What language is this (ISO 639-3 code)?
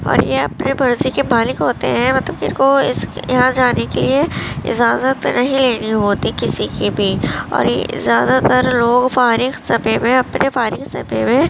urd